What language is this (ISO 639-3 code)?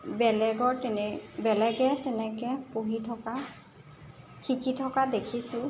asm